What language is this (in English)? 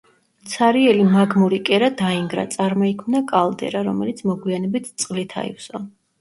Georgian